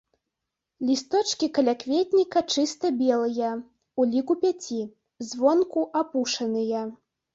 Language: Belarusian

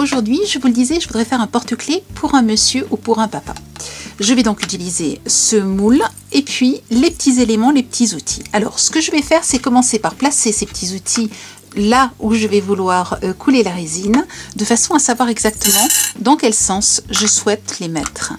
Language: French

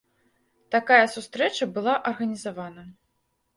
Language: Belarusian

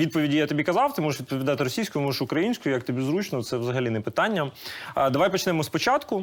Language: Ukrainian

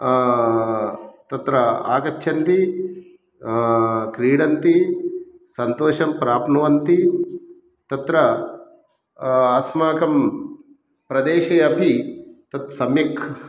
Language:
Sanskrit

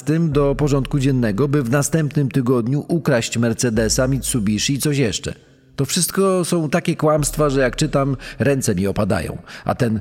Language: Polish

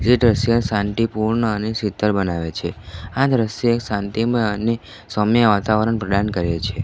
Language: Gujarati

